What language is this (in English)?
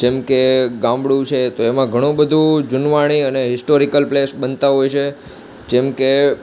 Gujarati